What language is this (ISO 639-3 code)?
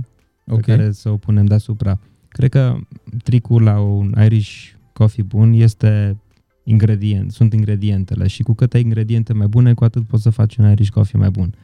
ron